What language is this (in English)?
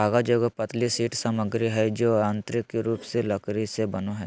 Magahi